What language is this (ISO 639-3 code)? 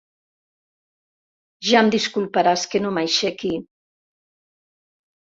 cat